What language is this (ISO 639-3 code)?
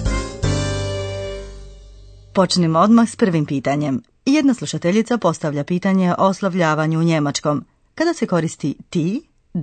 hrv